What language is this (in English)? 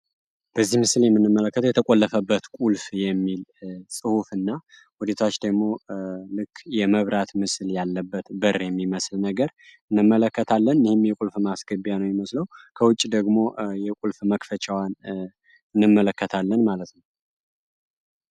Amharic